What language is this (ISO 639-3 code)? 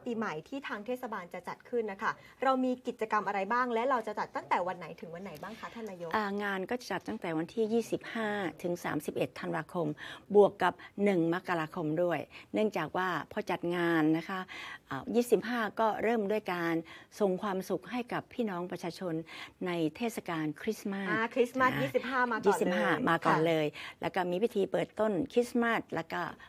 tha